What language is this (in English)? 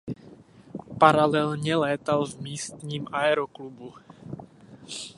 Czech